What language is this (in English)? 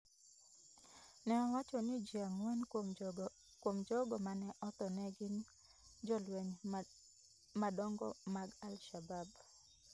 Luo (Kenya and Tanzania)